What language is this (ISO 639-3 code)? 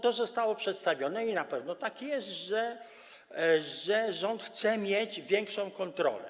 pol